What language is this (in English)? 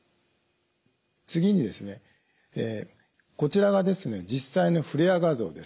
Japanese